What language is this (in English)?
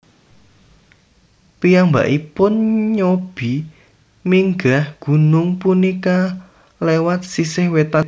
Javanese